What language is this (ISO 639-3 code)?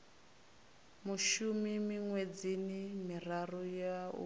ven